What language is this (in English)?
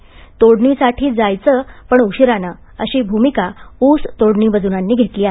Marathi